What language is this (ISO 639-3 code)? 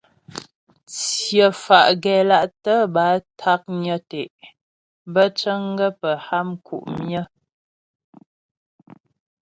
bbj